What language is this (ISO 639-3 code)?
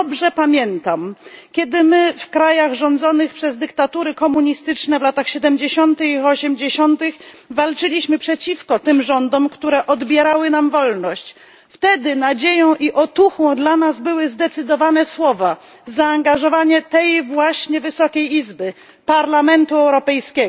pol